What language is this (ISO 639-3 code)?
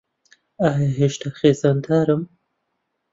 ckb